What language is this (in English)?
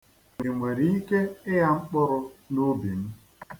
Igbo